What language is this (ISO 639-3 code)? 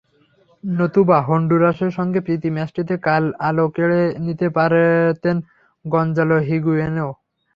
ben